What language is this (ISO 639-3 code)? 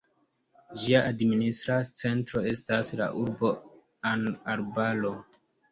epo